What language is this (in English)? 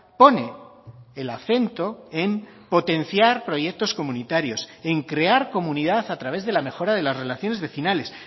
Spanish